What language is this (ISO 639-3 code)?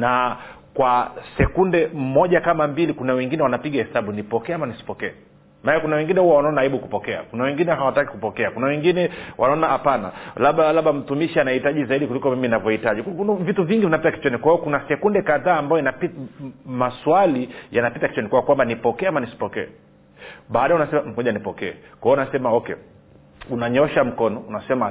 swa